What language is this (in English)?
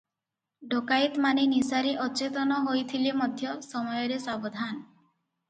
Odia